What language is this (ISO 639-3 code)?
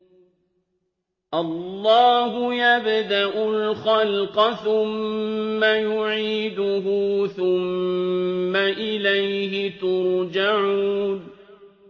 ara